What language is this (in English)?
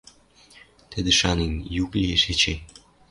Western Mari